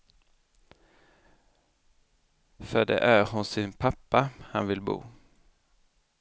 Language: Swedish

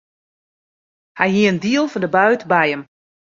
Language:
Western Frisian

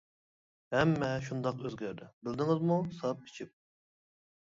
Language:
Uyghur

